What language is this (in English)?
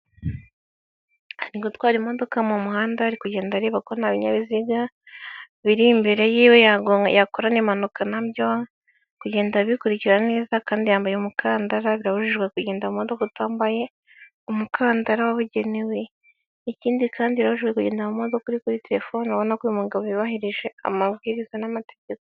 Kinyarwanda